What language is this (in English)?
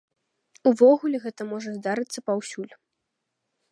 Belarusian